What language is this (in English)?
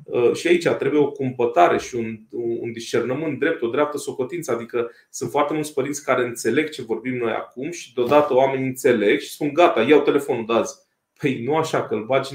Romanian